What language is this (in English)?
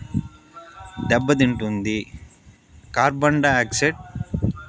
Telugu